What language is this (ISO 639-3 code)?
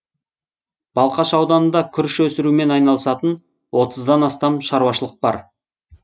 kaz